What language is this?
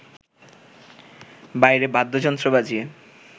Bangla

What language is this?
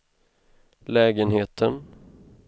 Swedish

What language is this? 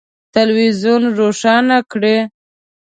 Pashto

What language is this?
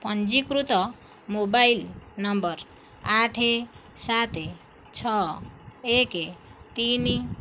Odia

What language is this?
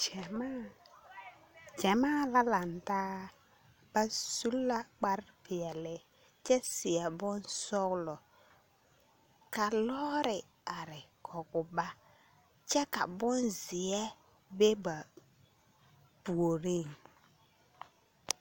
Southern Dagaare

